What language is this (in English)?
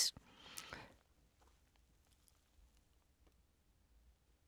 Danish